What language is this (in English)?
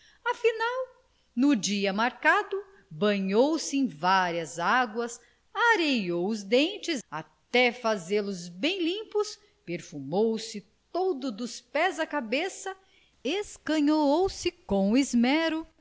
Portuguese